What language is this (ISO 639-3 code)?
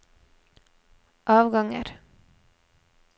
nor